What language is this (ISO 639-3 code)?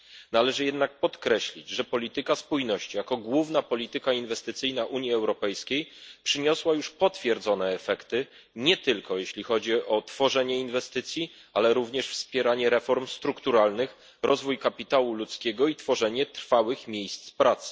pol